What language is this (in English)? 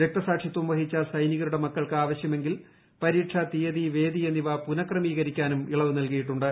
Malayalam